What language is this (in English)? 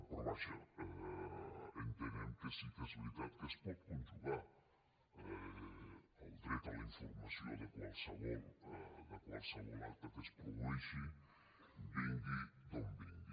Catalan